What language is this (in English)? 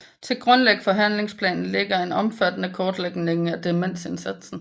Danish